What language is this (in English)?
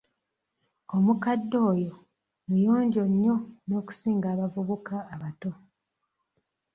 Ganda